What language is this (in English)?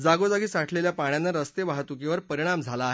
Marathi